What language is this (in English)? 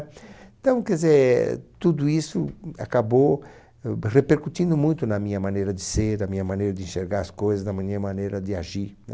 Portuguese